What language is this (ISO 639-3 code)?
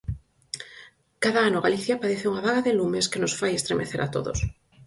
glg